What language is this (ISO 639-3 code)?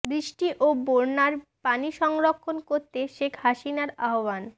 ben